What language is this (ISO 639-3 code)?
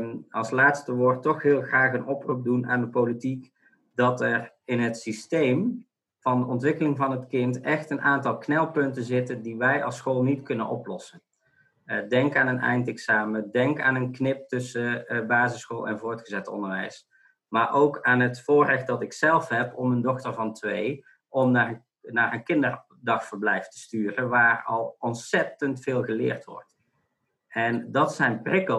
nld